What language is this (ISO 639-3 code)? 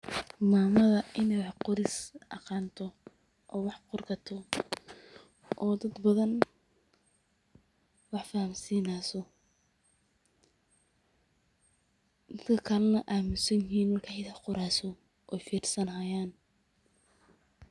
som